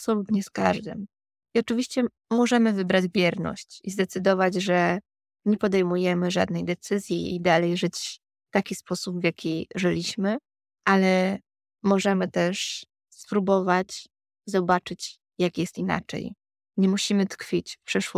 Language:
Polish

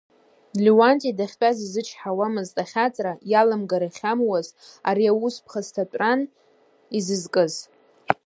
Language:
Abkhazian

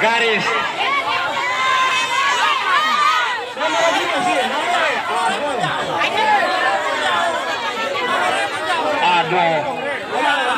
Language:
Vietnamese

